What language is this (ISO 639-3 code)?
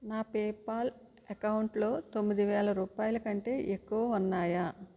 tel